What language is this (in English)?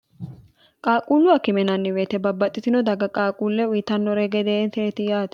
Sidamo